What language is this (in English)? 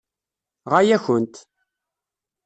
Kabyle